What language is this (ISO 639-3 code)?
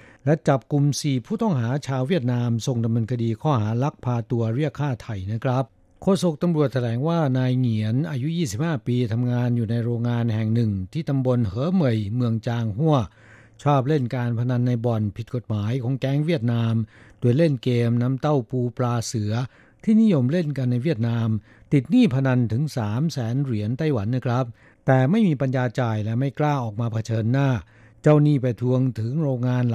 tha